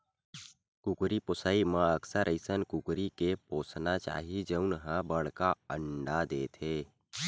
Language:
Chhattisgarhi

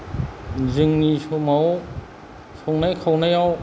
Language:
Bodo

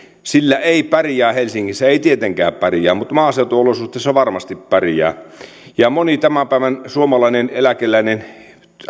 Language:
Finnish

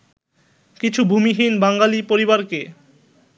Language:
Bangla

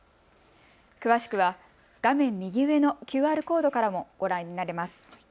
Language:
Japanese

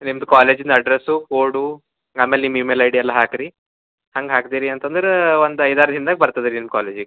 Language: Kannada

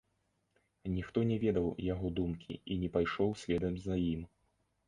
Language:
Belarusian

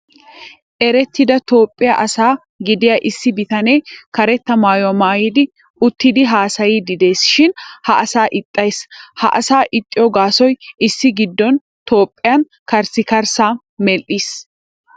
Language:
Wolaytta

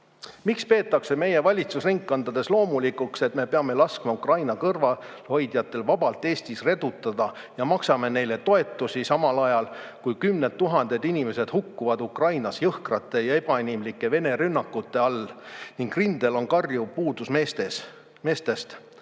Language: Estonian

